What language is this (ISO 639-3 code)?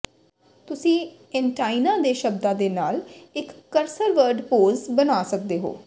pan